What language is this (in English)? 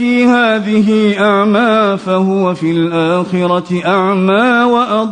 Arabic